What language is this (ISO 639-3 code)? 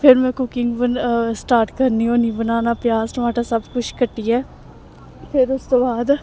doi